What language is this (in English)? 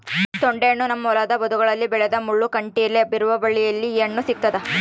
Kannada